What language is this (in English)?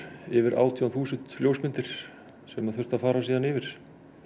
Icelandic